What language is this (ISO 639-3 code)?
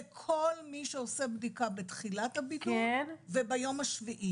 heb